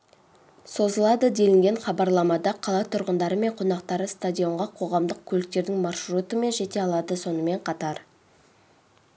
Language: Kazakh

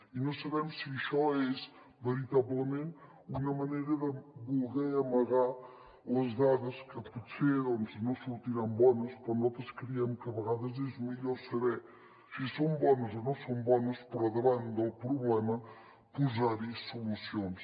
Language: Catalan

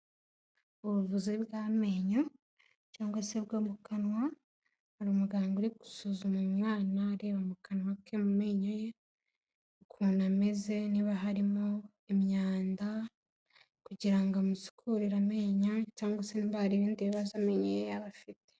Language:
Kinyarwanda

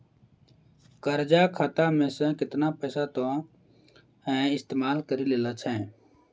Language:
Maithili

